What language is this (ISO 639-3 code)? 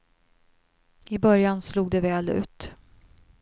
swe